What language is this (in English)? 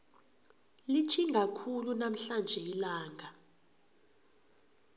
South Ndebele